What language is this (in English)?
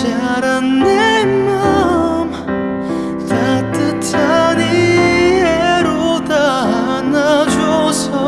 Korean